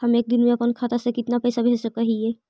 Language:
Magahi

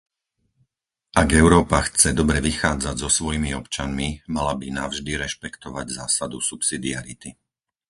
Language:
Slovak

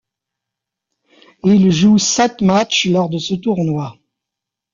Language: French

